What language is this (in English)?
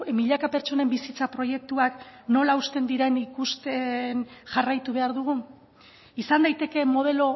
Basque